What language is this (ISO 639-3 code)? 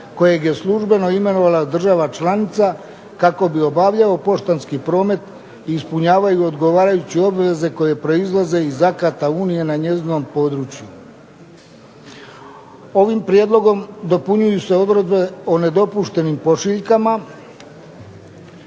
hrv